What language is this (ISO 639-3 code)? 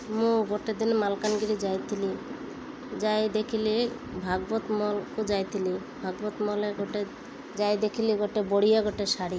ori